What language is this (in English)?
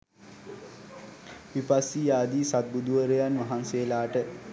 Sinhala